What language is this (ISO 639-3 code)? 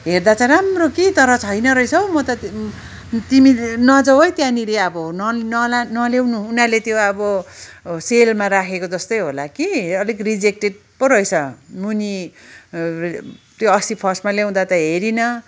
nep